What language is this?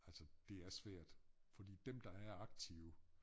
Danish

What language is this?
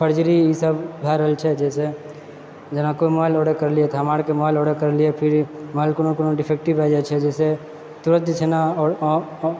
Maithili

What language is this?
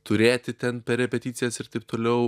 Lithuanian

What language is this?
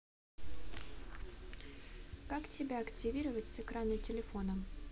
Russian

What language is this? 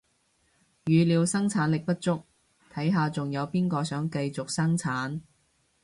Cantonese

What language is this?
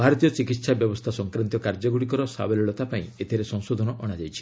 Odia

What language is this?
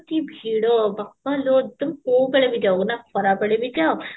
Odia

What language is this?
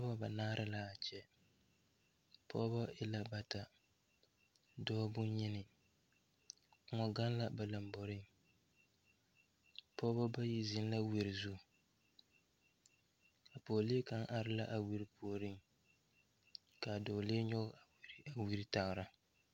Southern Dagaare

